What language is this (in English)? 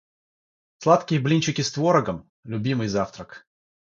Russian